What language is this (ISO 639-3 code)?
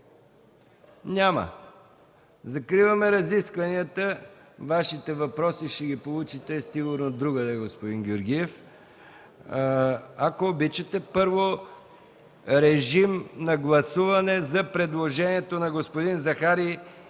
bul